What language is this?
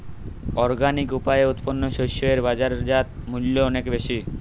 Bangla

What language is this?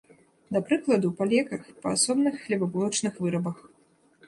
Belarusian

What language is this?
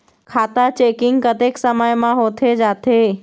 Chhattisgarhi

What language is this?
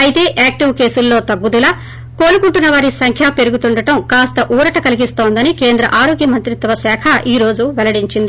Telugu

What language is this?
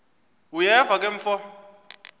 Xhosa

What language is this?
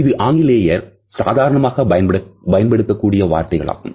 Tamil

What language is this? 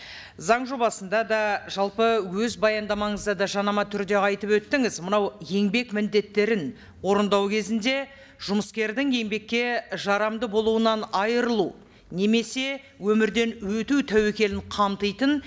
Kazakh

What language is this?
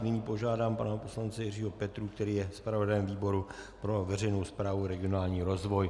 Czech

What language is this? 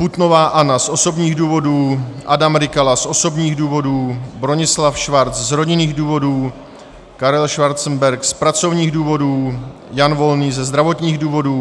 Czech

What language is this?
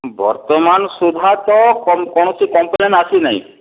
Odia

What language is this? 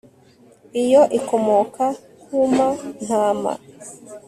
Kinyarwanda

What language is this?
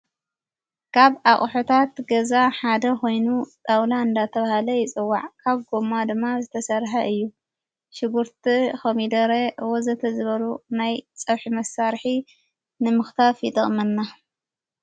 Tigrinya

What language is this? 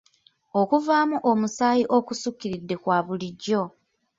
Ganda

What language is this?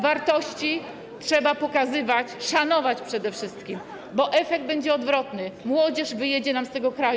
Polish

